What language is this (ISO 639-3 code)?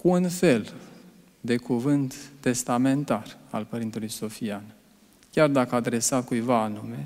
ron